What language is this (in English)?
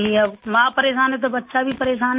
Urdu